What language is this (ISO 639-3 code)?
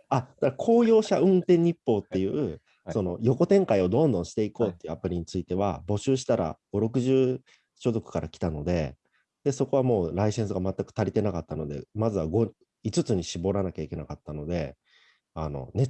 jpn